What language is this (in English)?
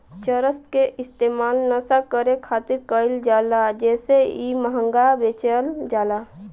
Bhojpuri